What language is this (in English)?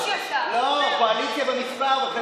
Hebrew